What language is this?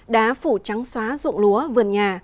Vietnamese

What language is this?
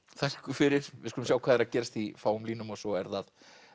Icelandic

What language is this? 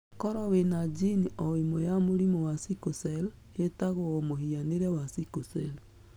Kikuyu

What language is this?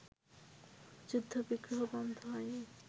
Bangla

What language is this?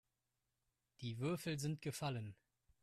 German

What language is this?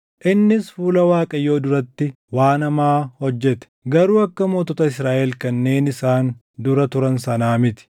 Oromo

